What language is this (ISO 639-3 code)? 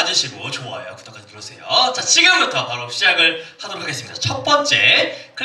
kor